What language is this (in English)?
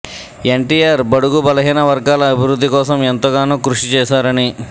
Telugu